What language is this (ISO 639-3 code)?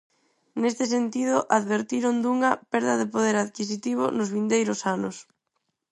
glg